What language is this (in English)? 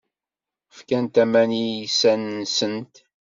Kabyle